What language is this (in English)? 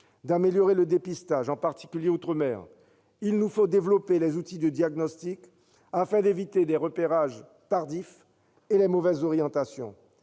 French